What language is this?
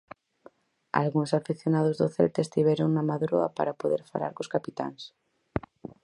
Galician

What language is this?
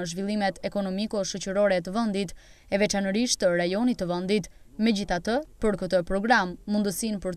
Romanian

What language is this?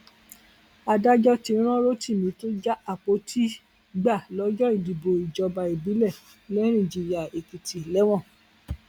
Yoruba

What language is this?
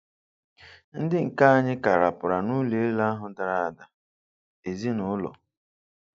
Igbo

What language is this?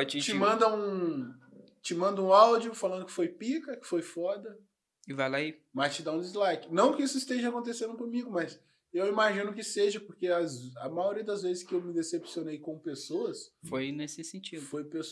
Portuguese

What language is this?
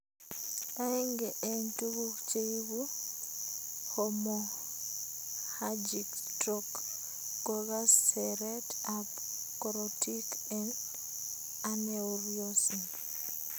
Kalenjin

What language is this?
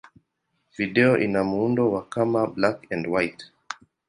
Swahili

